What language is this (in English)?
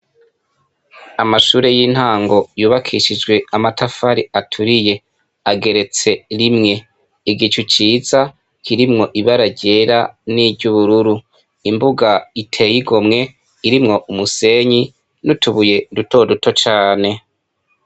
Rundi